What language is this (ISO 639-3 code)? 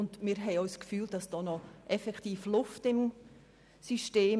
gsw